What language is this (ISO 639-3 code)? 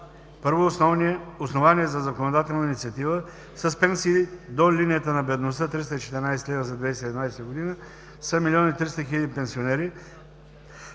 bul